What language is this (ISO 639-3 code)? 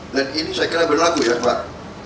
ind